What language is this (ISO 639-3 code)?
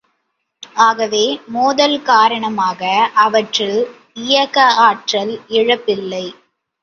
tam